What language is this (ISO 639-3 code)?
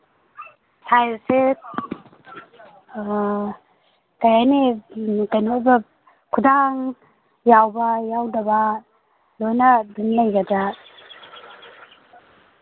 mni